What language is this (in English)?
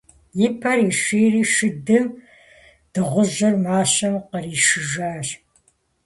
Kabardian